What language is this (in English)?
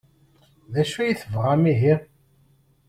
Kabyle